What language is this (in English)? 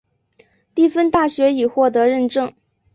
Chinese